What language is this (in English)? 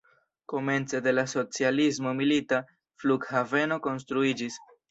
Esperanto